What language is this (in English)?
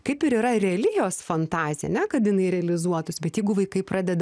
Lithuanian